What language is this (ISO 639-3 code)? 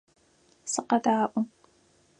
ady